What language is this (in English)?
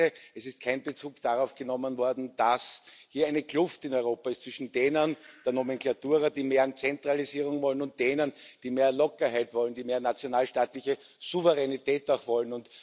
German